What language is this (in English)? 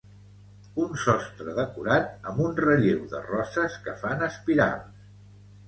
Catalan